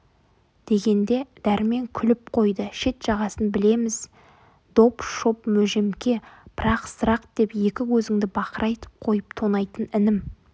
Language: Kazakh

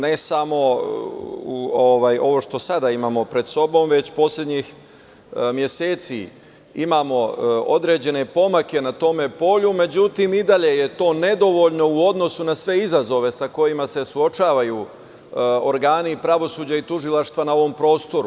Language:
Serbian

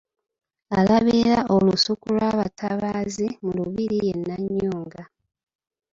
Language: Ganda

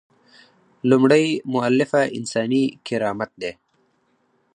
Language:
Pashto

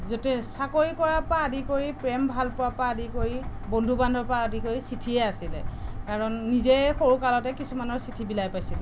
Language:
Assamese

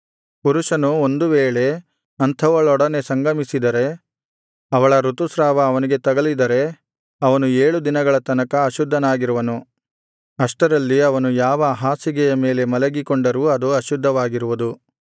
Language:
Kannada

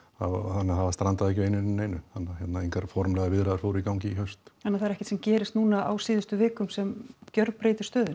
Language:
Icelandic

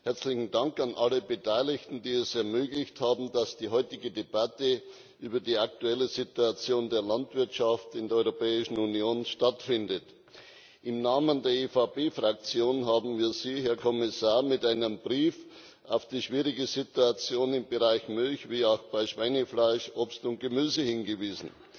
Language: German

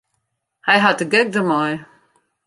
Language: Western Frisian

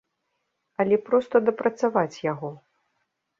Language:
Belarusian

